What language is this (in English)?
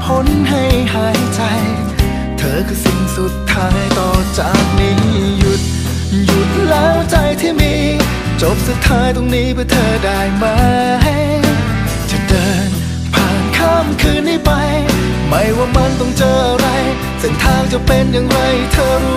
Thai